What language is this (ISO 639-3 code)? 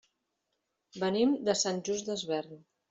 cat